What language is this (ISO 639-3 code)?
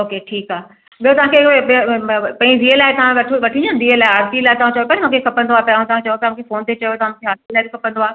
snd